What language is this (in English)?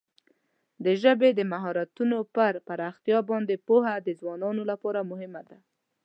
Pashto